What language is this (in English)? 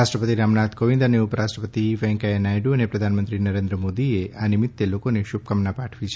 Gujarati